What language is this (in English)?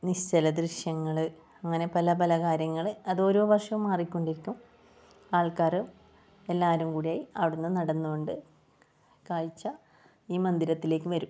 Malayalam